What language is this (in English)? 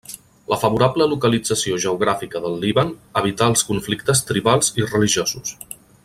Catalan